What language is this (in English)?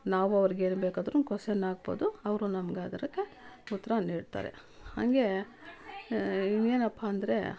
Kannada